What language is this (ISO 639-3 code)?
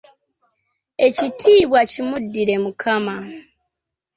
lug